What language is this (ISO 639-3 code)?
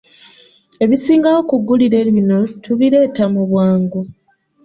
lug